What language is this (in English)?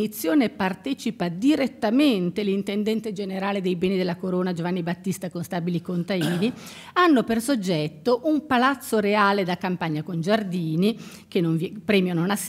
Italian